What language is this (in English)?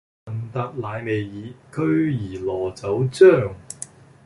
Cantonese